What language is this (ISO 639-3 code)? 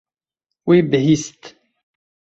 kur